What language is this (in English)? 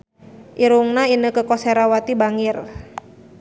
Sundanese